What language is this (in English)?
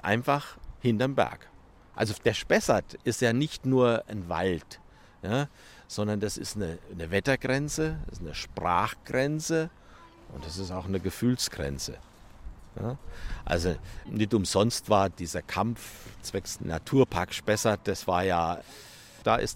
German